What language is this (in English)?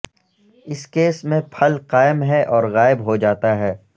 Urdu